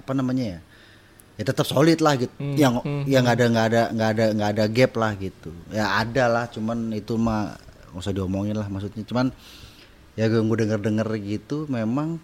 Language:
Indonesian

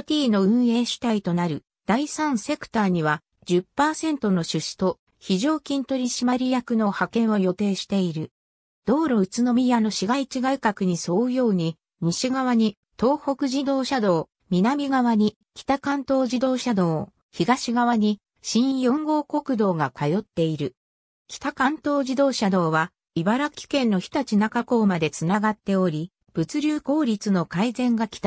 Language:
Japanese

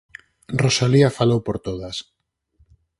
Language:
Galician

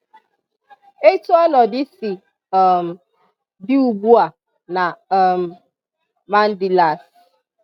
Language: Igbo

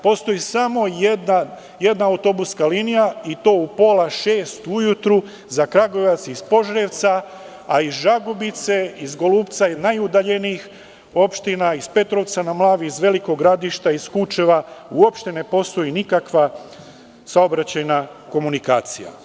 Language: Serbian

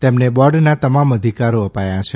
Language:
Gujarati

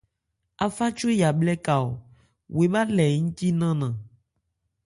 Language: Ebrié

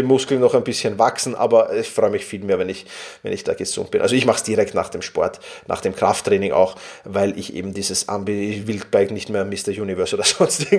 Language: German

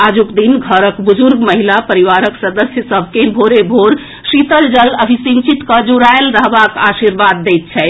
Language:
Maithili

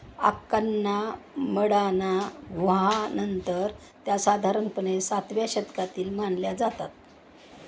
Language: Marathi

